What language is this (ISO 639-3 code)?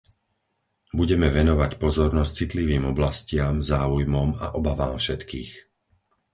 slk